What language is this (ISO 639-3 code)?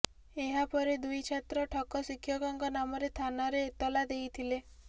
ori